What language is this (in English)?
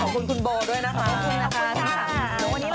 Thai